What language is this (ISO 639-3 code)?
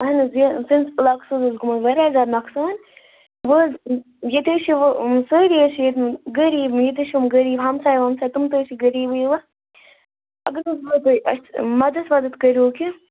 kas